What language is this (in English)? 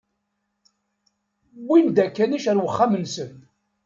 Kabyle